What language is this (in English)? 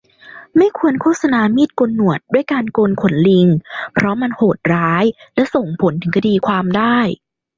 Thai